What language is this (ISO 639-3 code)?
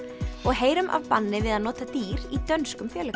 isl